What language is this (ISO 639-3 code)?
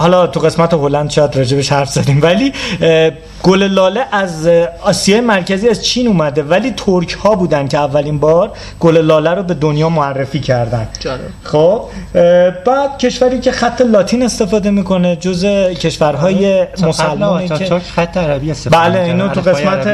fas